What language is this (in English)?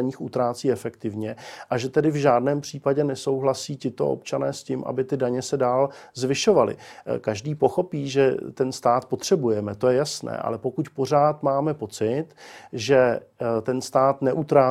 Czech